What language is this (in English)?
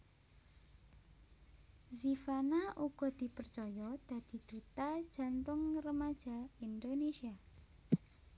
Javanese